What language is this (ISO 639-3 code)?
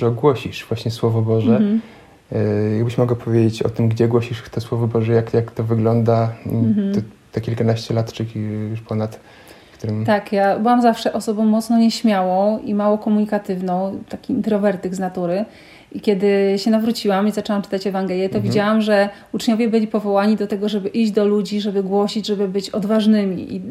pol